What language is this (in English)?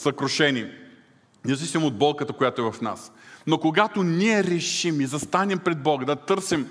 Bulgarian